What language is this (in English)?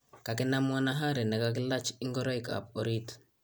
Kalenjin